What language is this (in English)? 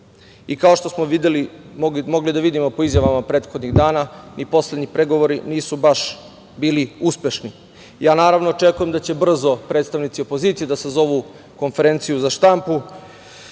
Serbian